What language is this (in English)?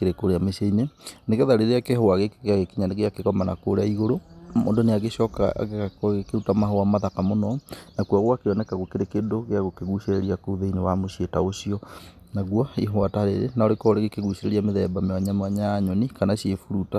Kikuyu